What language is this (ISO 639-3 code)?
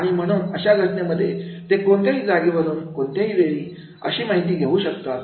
mar